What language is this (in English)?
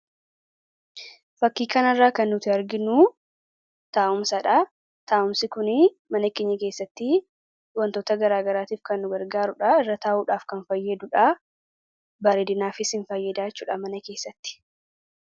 Oromo